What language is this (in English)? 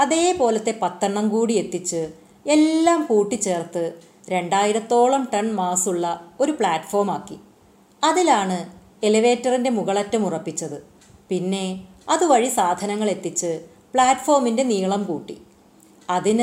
Malayalam